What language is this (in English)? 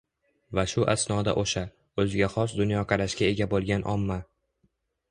Uzbek